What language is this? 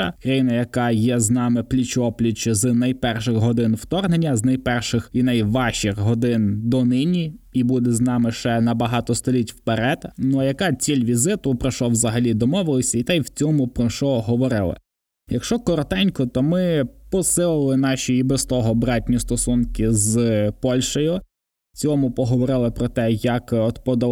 Ukrainian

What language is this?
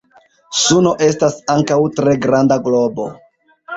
Esperanto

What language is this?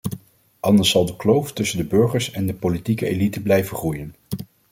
Dutch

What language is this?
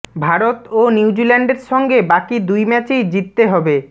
Bangla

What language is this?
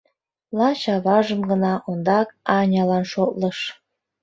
Mari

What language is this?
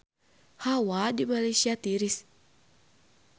Sundanese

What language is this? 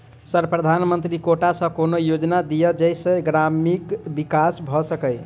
Maithili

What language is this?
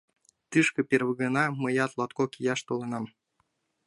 Mari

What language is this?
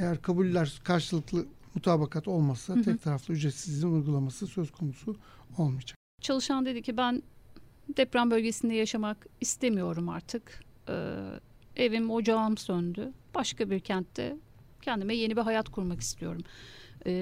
Turkish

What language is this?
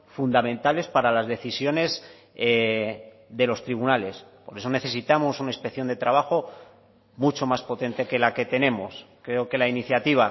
Spanish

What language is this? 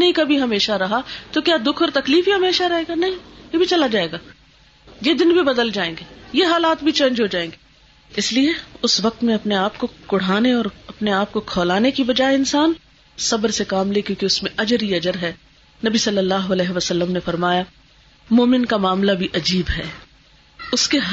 Urdu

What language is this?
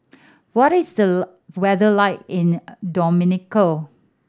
English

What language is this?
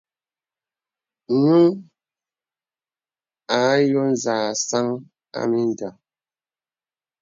Bebele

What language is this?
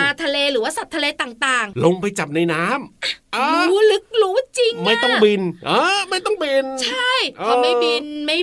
Thai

